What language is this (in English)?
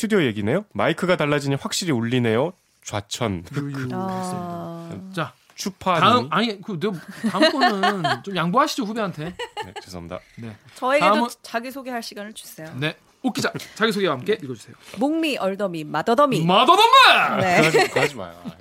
Korean